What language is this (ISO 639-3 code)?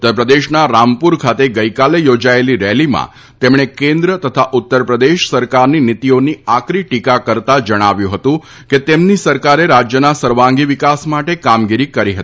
guj